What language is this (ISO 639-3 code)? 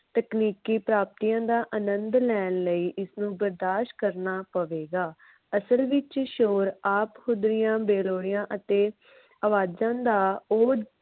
pan